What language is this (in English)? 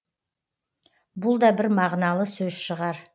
Kazakh